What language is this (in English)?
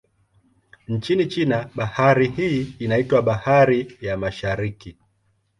Swahili